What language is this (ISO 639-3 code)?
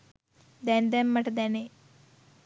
sin